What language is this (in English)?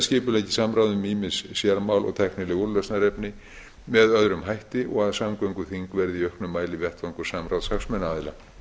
Icelandic